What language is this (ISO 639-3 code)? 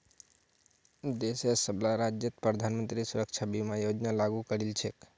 mag